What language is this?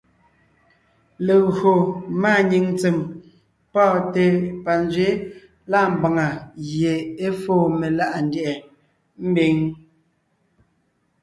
Ngiemboon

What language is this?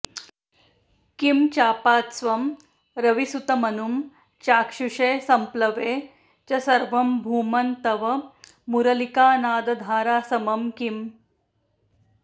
Sanskrit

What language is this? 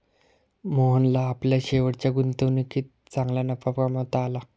Marathi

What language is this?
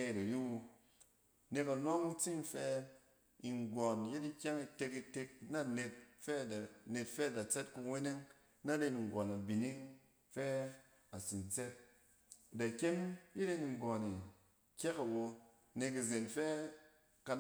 Cen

